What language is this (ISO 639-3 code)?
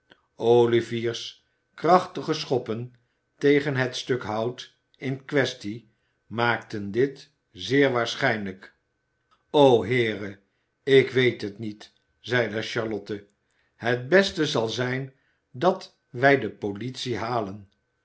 nld